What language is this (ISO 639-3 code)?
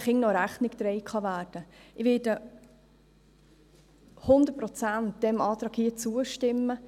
gsw